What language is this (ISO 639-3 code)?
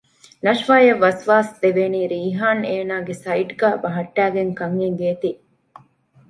div